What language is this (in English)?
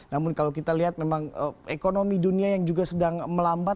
Indonesian